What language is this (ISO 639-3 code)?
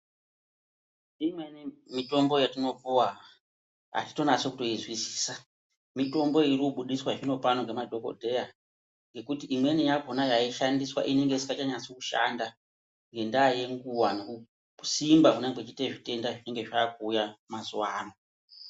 ndc